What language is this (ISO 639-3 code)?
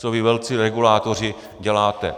ces